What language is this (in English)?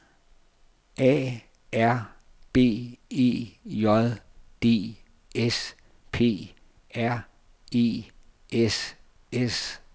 Danish